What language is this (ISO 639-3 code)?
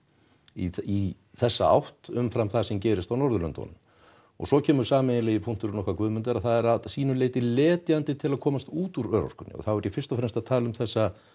isl